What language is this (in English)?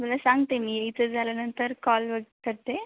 Marathi